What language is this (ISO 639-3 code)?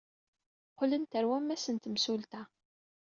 kab